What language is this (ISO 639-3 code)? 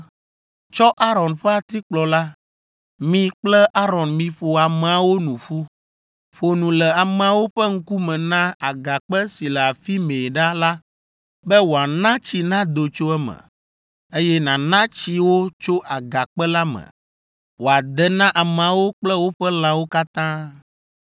ewe